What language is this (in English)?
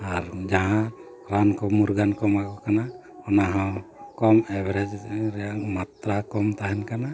Santali